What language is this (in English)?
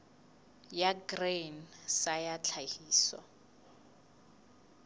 Southern Sotho